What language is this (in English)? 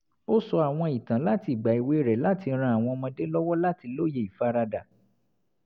Yoruba